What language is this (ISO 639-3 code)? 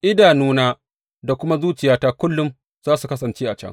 hau